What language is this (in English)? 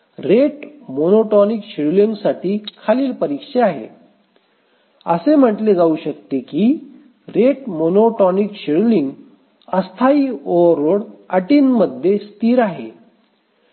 Marathi